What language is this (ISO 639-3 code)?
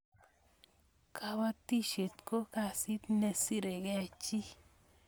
kln